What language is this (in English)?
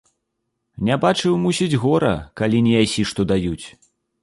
Belarusian